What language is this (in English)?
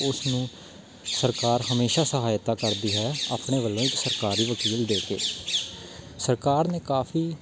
Punjabi